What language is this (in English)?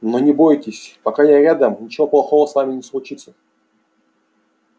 Russian